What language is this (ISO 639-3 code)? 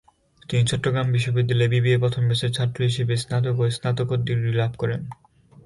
ben